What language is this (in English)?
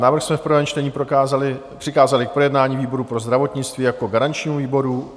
Czech